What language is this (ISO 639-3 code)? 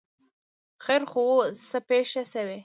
pus